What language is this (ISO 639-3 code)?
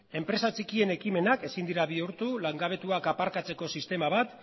eus